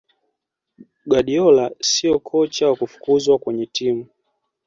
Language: Swahili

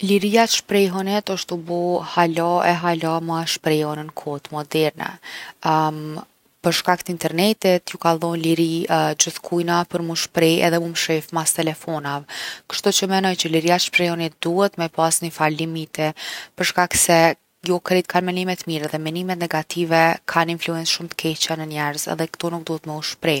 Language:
Gheg Albanian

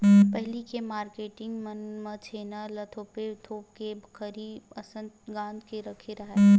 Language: Chhattisgarhi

